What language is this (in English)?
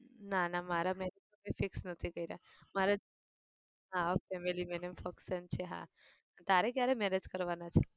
Gujarati